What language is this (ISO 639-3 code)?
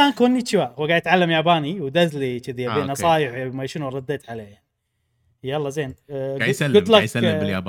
ara